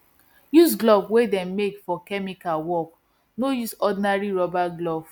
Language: Nigerian Pidgin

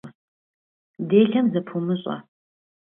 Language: Kabardian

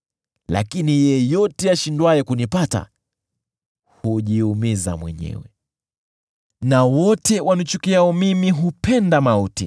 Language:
Swahili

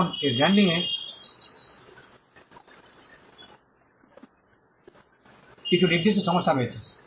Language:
Bangla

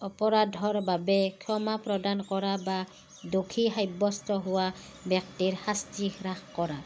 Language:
Assamese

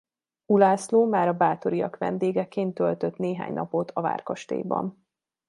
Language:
Hungarian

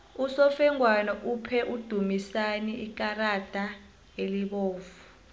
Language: South Ndebele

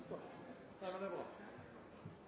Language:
Norwegian Nynorsk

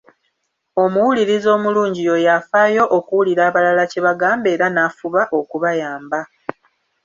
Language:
Ganda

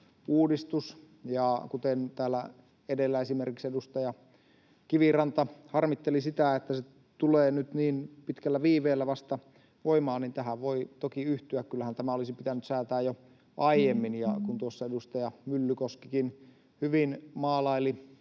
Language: Finnish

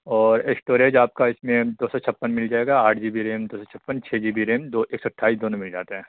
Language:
Urdu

